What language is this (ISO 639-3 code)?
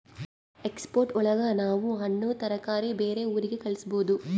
kan